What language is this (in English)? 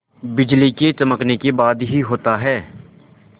Hindi